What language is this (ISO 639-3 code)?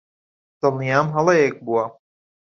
ckb